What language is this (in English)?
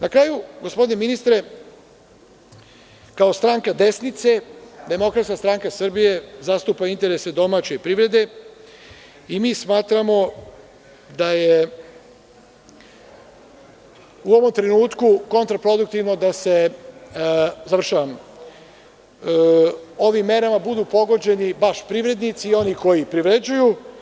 Serbian